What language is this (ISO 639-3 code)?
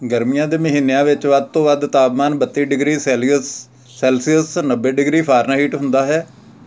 pan